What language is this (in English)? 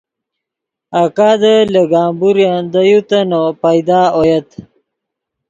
Yidgha